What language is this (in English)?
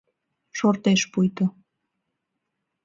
Mari